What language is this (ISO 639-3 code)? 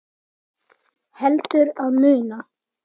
isl